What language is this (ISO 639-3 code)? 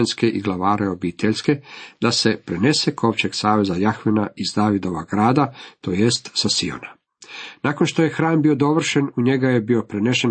hrv